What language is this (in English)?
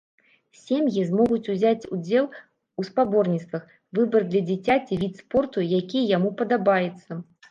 Belarusian